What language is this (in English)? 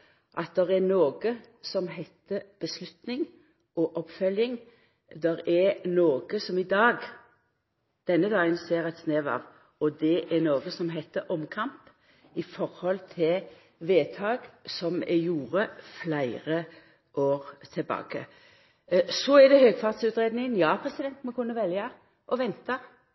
Norwegian Nynorsk